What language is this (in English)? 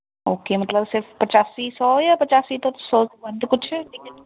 Punjabi